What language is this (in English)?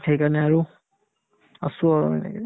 Assamese